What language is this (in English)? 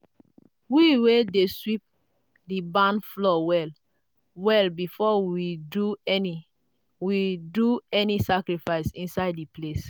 Nigerian Pidgin